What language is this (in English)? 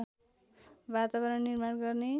Nepali